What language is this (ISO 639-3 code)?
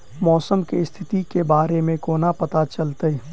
mai